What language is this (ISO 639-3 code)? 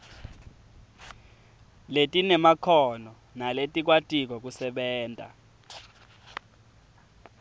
ssw